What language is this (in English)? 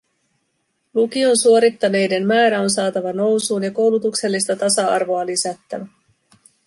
Finnish